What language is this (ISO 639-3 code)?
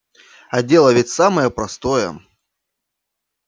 rus